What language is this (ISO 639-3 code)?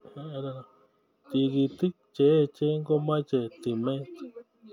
kln